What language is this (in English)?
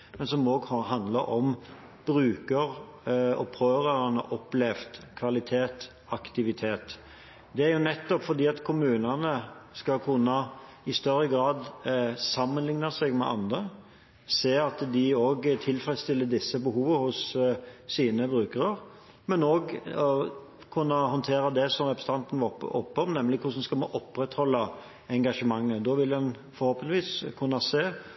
Norwegian Bokmål